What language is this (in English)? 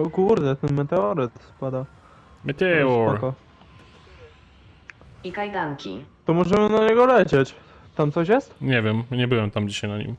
Polish